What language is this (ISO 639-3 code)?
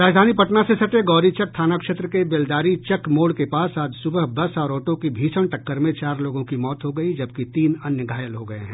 hin